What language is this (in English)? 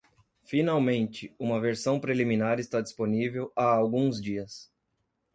Portuguese